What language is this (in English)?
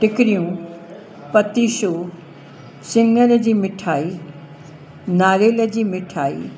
Sindhi